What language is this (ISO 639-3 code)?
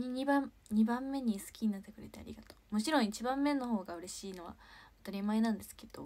jpn